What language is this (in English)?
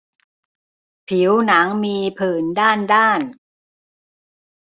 Thai